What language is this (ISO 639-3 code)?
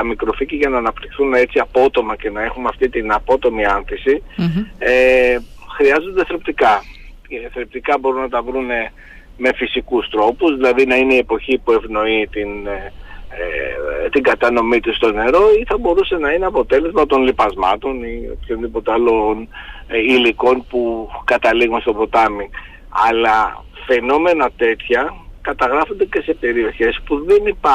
ell